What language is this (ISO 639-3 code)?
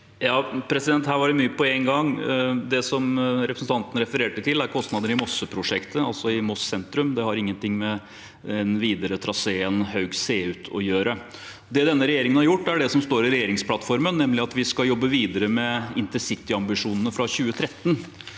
nor